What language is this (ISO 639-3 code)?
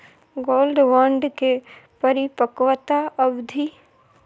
mai